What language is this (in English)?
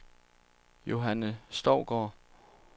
Danish